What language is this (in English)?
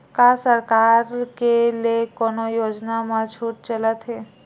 Chhattisgarhi